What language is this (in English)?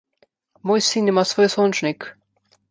Slovenian